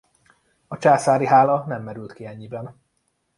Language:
Hungarian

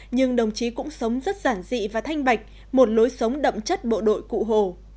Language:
Vietnamese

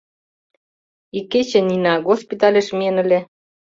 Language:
Mari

